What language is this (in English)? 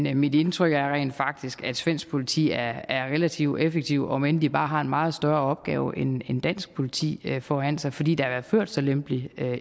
Danish